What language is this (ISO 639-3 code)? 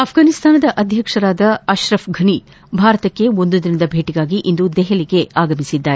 kan